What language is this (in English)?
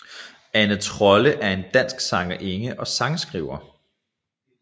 Danish